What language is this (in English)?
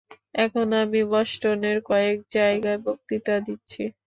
Bangla